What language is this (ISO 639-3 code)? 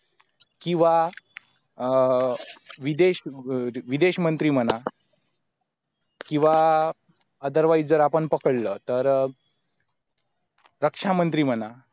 mar